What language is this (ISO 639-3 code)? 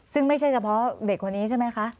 tha